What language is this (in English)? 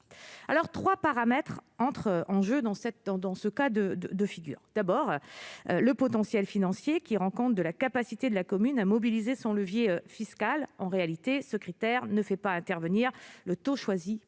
French